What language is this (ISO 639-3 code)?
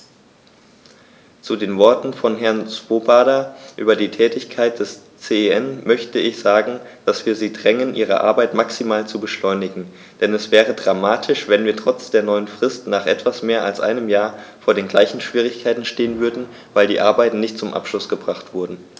deu